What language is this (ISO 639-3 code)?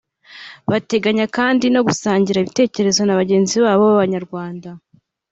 kin